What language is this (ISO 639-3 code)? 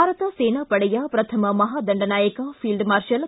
kan